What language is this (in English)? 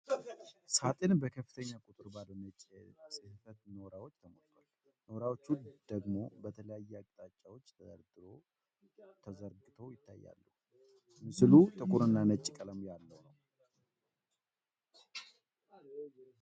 Amharic